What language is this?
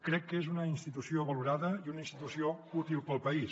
Catalan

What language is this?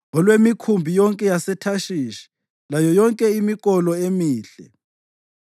North Ndebele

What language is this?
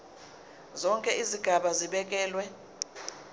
Zulu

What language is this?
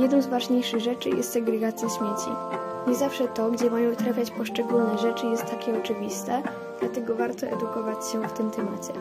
Polish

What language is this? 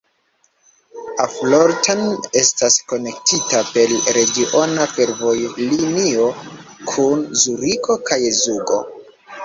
Esperanto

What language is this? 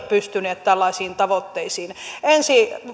Finnish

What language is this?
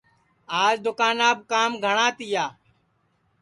Sansi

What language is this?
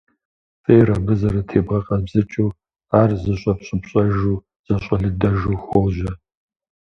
Kabardian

